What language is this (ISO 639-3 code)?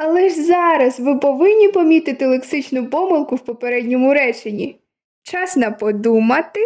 ukr